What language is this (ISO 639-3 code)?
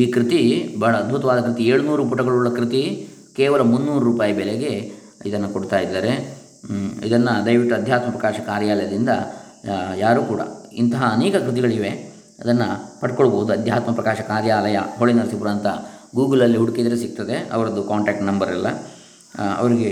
kan